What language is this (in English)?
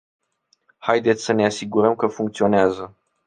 Romanian